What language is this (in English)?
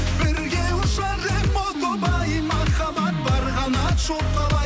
Kazakh